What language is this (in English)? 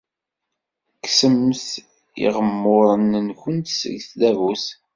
Kabyle